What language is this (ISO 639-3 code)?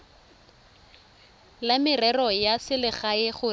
tsn